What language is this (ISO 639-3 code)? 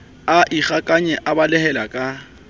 sot